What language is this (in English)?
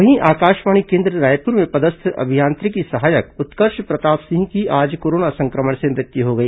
Hindi